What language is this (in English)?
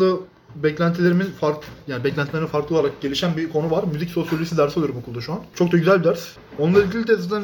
Turkish